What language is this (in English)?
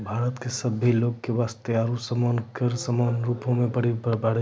Maithili